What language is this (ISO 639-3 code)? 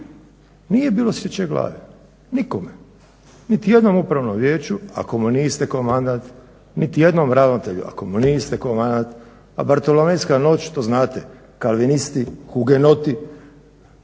hrv